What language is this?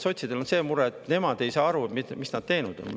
Estonian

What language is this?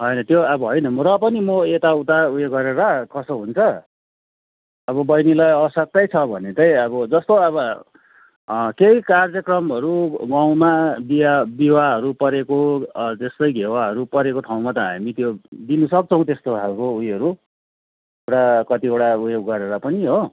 Nepali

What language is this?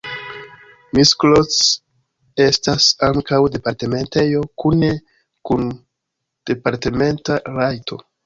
Esperanto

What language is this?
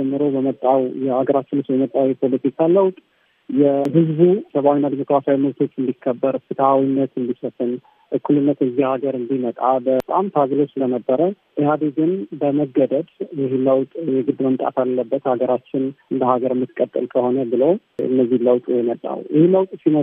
Amharic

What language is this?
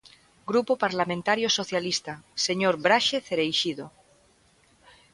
Galician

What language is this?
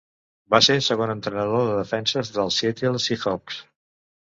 Catalan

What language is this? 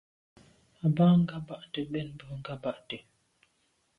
Medumba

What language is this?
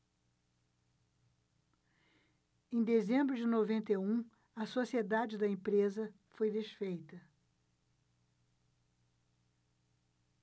Portuguese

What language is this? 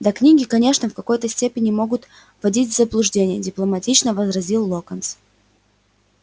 Russian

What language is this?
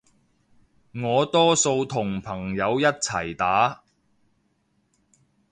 Cantonese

